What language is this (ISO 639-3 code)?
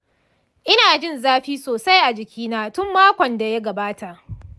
hau